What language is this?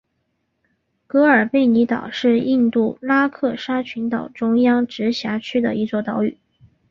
Chinese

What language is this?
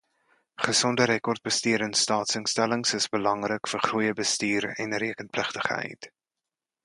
Afrikaans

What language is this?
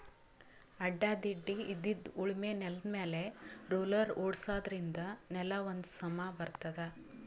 Kannada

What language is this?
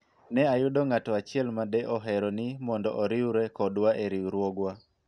Luo (Kenya and Tanzania)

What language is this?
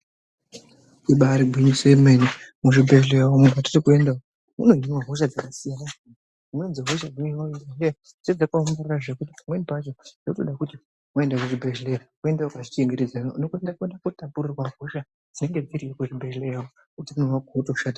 Ndau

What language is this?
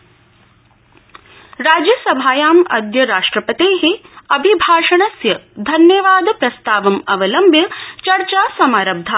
Sanskrit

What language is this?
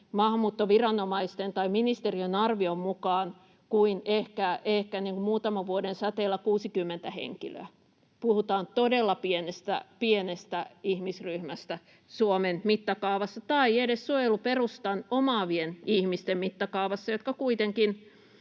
Finnish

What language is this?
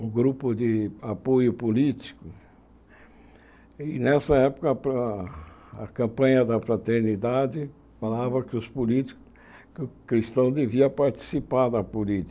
Portuguese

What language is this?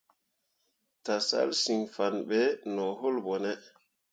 Mundang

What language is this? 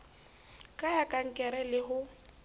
Southern Sotho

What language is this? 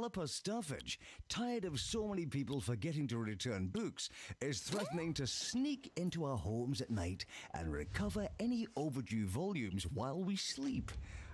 German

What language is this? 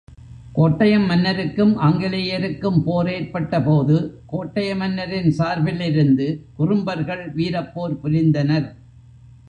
Tamil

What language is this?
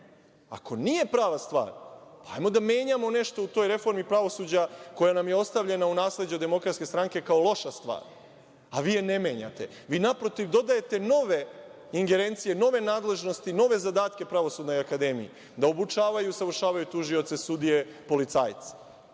Serbian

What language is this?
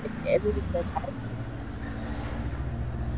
Gujarati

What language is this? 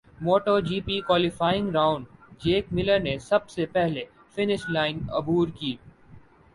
Urdu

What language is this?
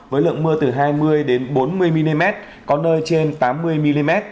Vietnamese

